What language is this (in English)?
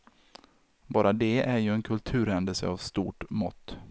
Swedish